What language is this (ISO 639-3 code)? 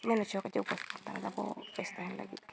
sat